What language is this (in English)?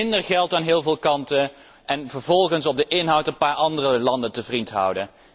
Dutch